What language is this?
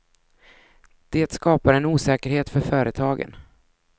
Swedish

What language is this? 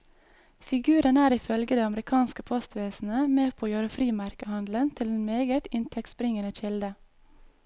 Norwegian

